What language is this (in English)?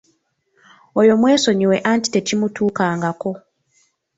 Ganda